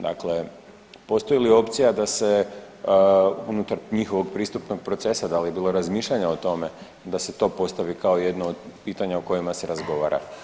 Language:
Croatian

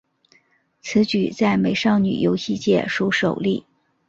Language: Chinese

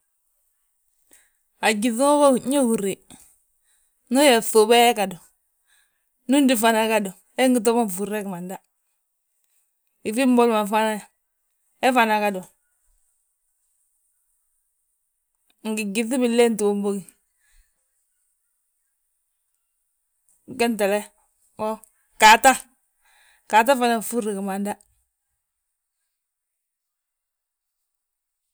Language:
Balanta-Ganja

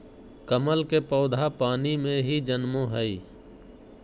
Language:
Magahi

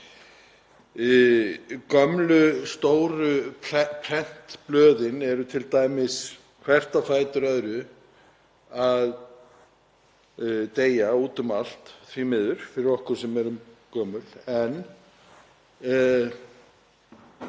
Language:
Icelandic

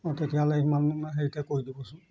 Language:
Assamese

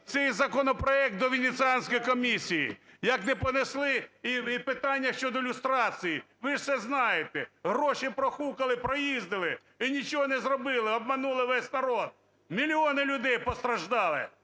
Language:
Ukrainian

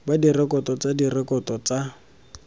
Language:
Tswana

